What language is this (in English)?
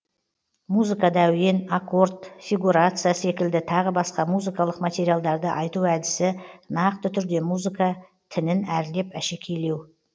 Kazakh